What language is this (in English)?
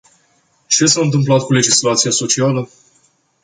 Romanian